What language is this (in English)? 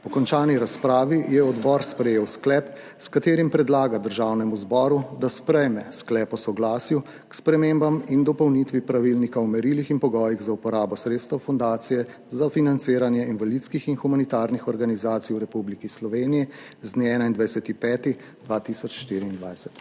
Slovenian